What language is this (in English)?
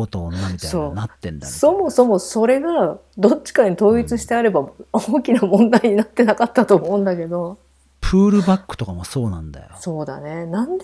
Japanese